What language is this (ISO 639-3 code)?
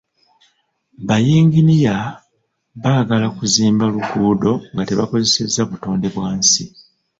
lug